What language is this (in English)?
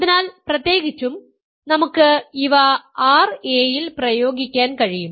Malayalam